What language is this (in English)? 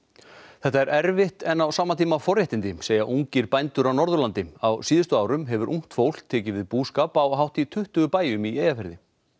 Icelandic